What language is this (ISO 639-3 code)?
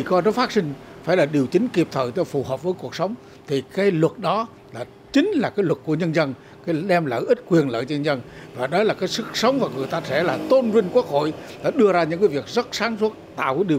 vie